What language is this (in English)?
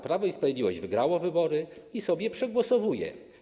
Polish